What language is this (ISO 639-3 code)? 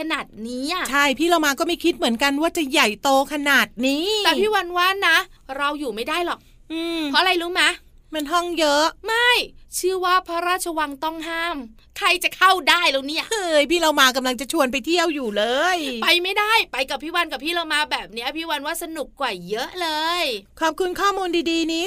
tha